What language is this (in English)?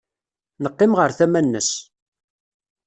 Kabyle